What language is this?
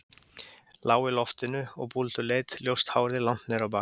Icelandic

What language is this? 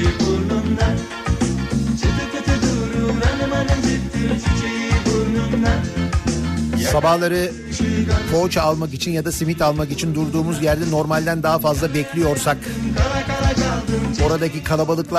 Turkish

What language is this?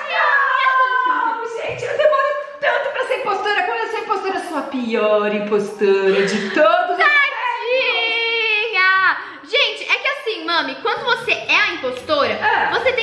Portuguese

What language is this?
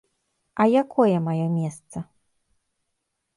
Belarusian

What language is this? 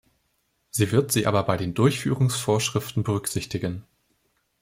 German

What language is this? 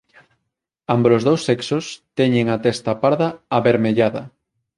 Galician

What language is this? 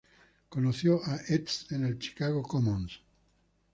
Spanish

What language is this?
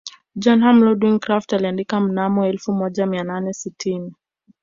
Swahili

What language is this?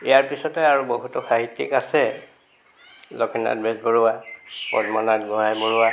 Assamese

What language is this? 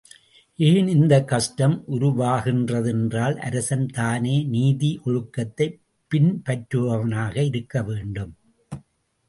Tamil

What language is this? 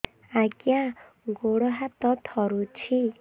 Odia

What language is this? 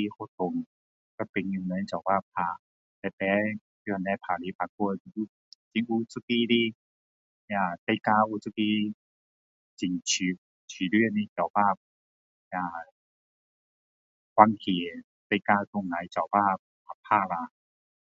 Min Dong Chinese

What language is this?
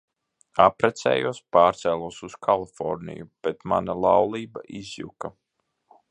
Latvian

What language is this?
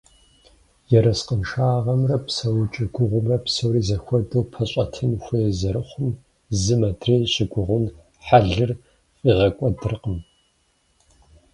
Kabardian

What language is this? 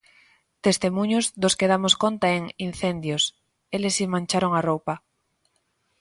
Galician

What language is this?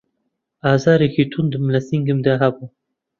Central Kurdish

